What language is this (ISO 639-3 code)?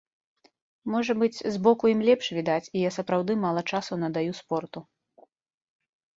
bel